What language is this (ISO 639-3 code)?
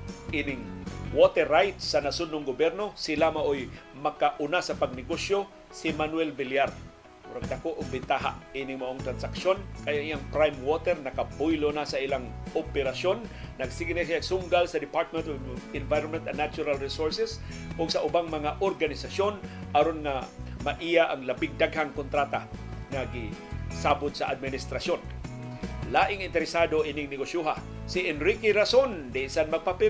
fil